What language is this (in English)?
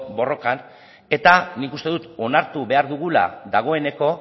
Basque